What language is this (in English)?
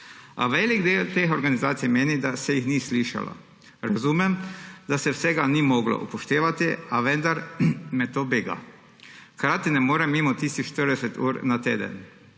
Slovenian